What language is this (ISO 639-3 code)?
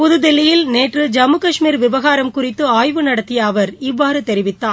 tam